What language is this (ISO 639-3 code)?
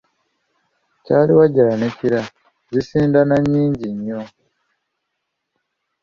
lug